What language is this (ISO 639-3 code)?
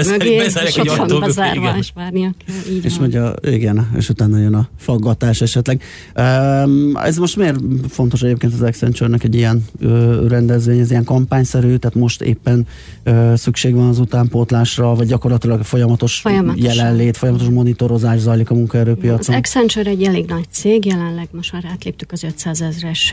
hun